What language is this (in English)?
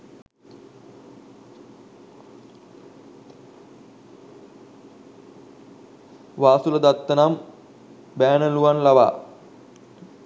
Sinhala